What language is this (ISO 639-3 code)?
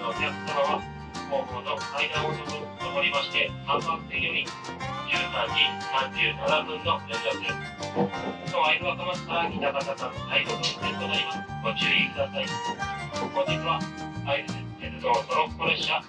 jpn